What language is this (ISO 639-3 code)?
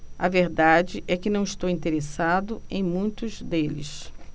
por